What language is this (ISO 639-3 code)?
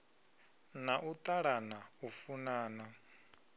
ven